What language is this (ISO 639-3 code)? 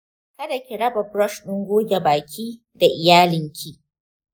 hau